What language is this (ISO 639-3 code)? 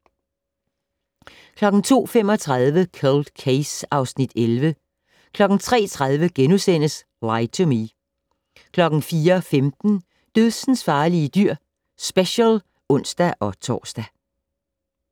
dan